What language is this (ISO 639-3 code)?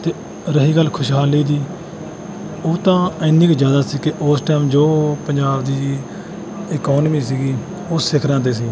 pan